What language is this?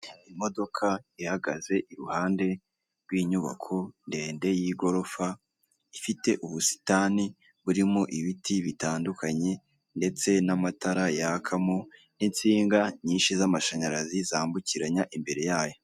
Kinyarwanda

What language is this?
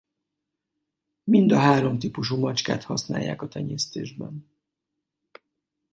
Hungarian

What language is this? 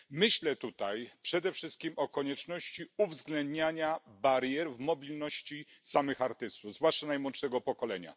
Polish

